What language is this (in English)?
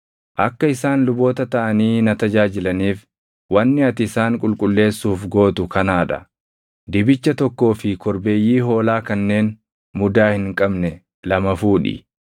Oromo